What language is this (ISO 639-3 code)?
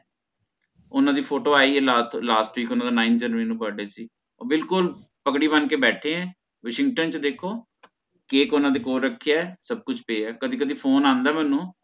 pan